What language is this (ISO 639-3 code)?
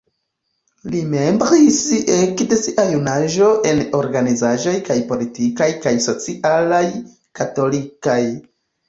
epo